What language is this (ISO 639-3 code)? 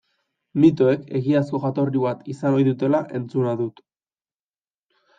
eus